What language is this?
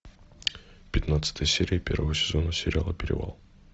Russian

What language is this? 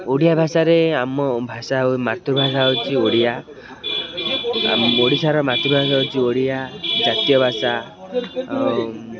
Odia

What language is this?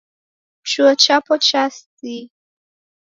Taita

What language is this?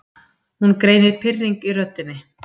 Icelandic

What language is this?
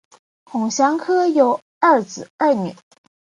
Chinese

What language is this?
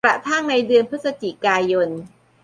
Thai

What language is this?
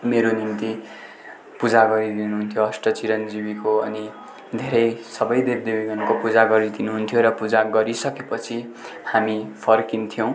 Nepali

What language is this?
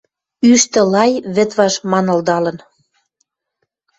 Western Mari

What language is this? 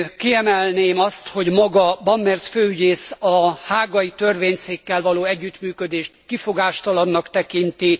Hungarian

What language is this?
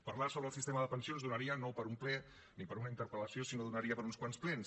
Catalan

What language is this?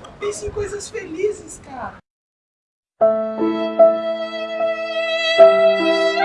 Portuguese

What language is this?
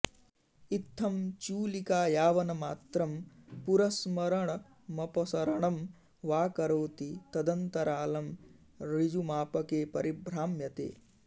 Sanskrit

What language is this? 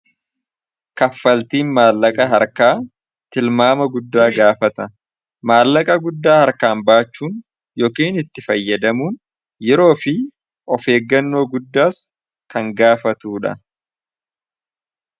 Oromo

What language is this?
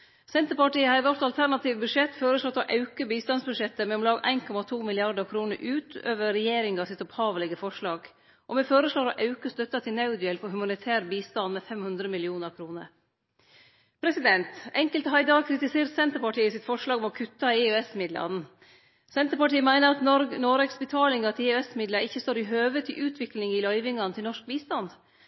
Norwegian Nynorsk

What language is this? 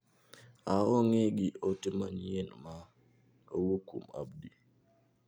Luo (Kenya and Tanzania)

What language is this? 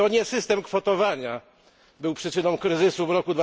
Polish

